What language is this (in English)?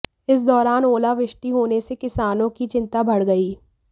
Hindi